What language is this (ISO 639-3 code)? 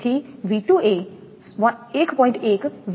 guj